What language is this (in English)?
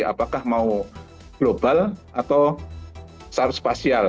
Indonesian